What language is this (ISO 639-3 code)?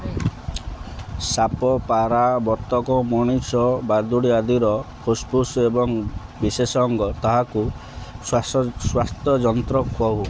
ori